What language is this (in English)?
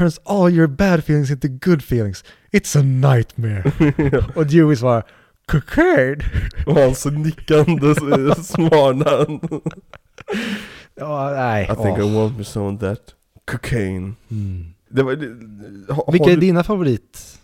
Swedish